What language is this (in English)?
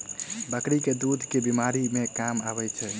Maithili